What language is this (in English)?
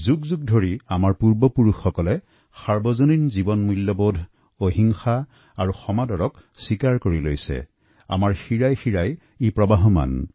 Assamese